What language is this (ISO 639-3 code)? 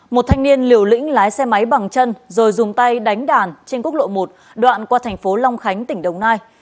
vie